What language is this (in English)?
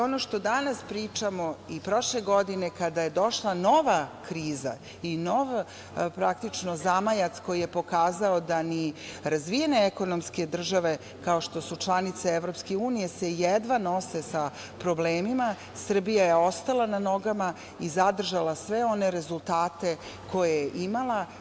Serbian